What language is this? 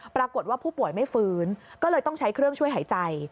Thai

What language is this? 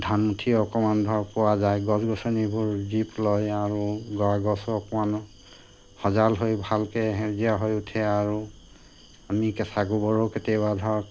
Assamese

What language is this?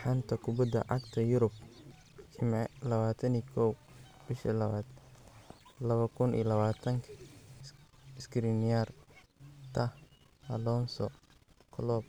Somali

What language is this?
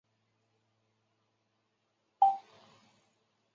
Chinese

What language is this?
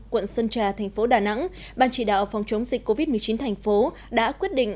Vietnamese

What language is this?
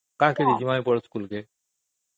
Odia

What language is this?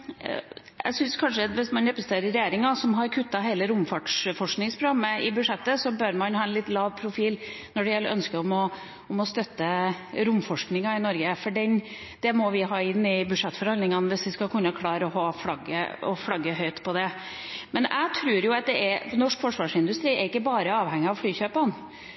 Norwegian Bokmål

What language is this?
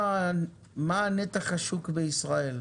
Hebrew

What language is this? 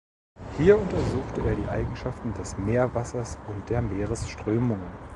German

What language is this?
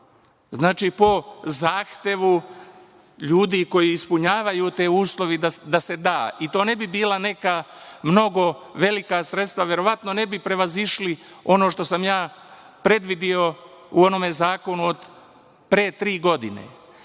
Serbian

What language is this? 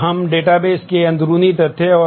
Hindi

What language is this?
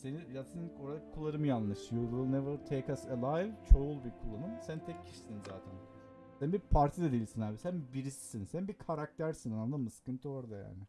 Turkish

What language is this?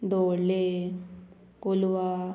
Konkani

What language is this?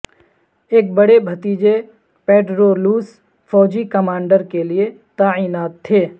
Urdu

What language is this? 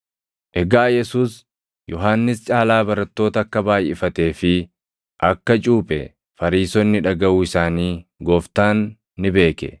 Oromo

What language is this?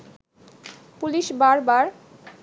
Bangla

